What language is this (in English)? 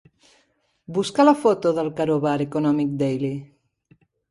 Catalan